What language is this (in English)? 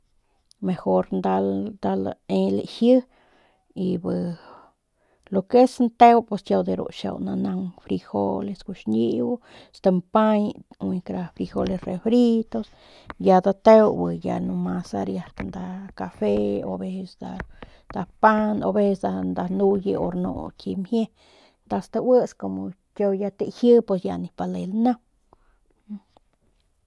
Northern Pame